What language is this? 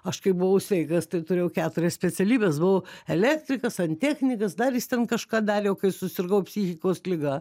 Lithuanian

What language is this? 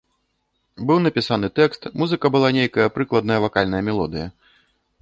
Belarusian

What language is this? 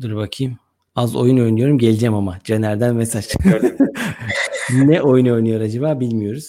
Turkish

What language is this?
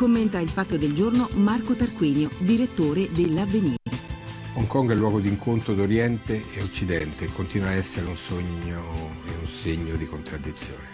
Italian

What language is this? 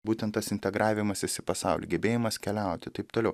Lithuanian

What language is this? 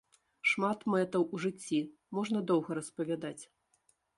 Belarusian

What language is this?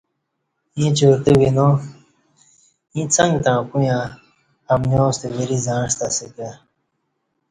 Kati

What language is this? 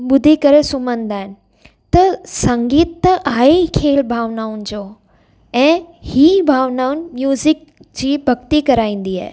Sindhi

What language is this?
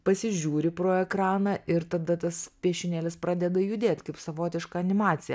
Lithuanian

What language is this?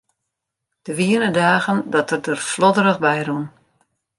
Western Frisian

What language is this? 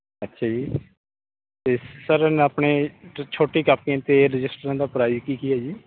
Punjabi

